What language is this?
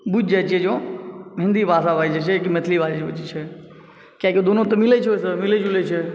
Maithili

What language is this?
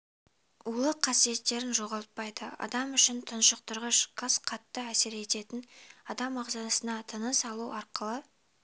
Kazakh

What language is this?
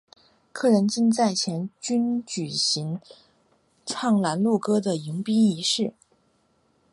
Chinese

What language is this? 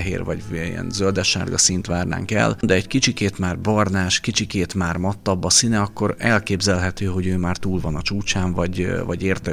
Hungarian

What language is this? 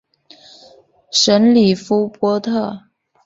Chinese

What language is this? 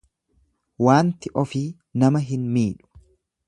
Oromo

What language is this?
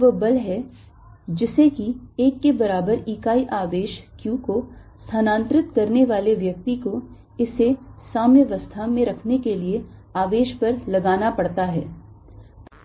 Hindi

